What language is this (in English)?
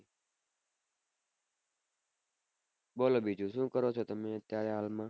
Gujarati